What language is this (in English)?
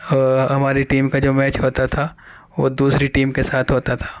Urdu